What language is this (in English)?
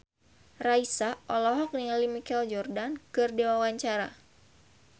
Sundanese